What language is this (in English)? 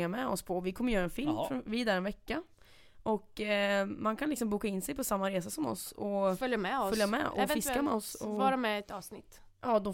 Swedish